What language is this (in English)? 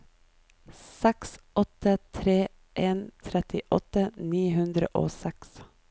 Norwegian